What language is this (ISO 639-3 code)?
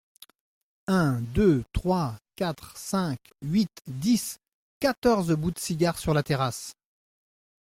fra